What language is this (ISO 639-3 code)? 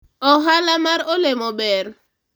luo